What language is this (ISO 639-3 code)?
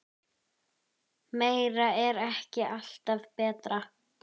isl